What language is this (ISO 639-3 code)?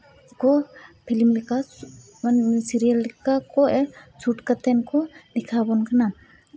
sat